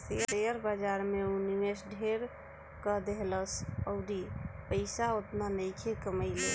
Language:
Bhojpuri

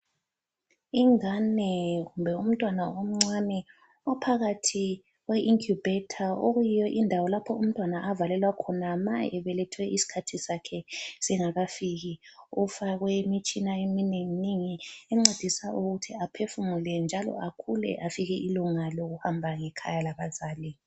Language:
North Ndebele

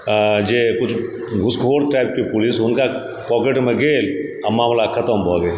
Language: Maithili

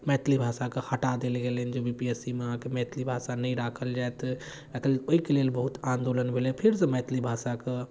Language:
Maithili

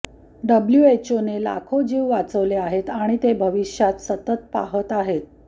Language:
Marathi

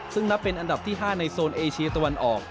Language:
Thai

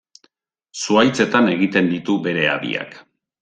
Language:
Basque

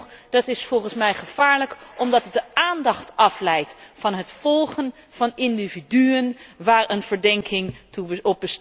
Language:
Dutch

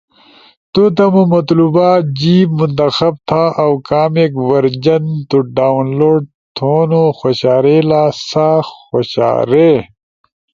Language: Ushojo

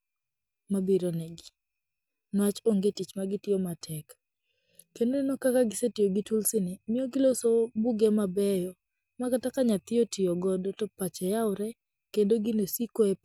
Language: Luo (Kenya and Tanzania)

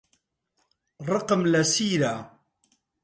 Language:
Central Kurdish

